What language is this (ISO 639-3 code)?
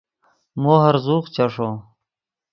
ydg